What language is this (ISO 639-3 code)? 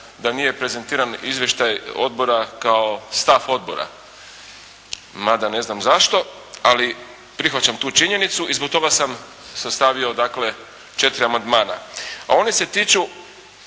hrv